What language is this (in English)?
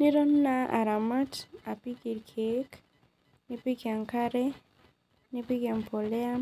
Masai